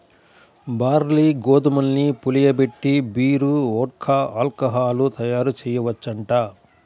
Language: Telugu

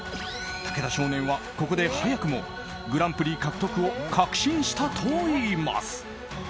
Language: Japanese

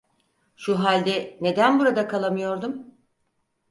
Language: Turkish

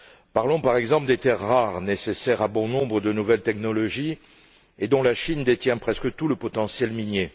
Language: French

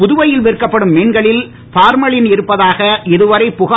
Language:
Tamil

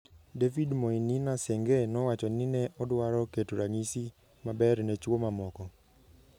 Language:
Luo (Kenya and Tanzania)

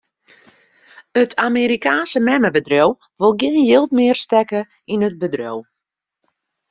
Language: Western Frisian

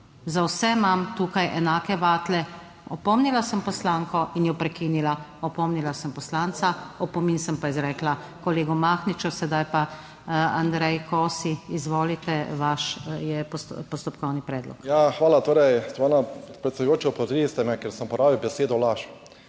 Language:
Slovenian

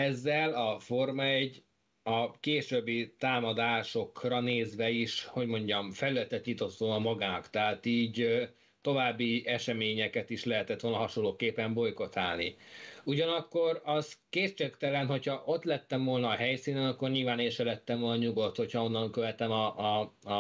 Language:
Hungarian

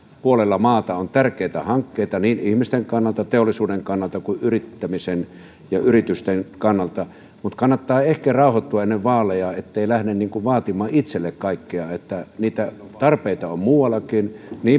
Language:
Finnish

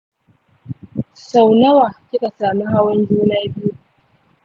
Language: Hausa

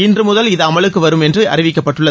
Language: Tamil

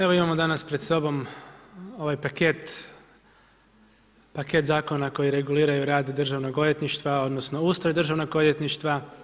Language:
Croatian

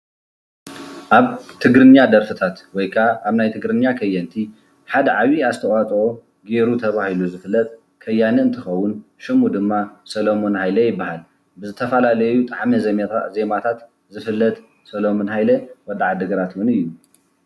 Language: Tigrinya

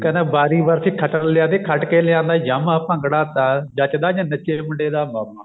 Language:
Punjabi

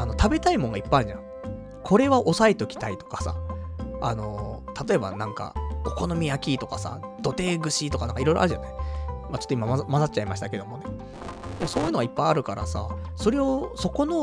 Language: Japanese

